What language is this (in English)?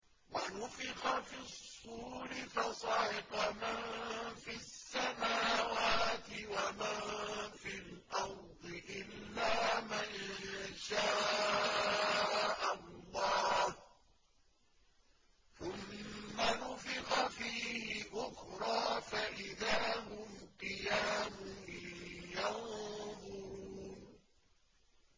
Arabic